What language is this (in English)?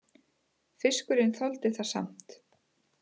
Icelandic